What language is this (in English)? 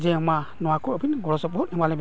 Santali